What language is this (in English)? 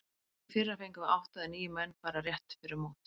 Icelandic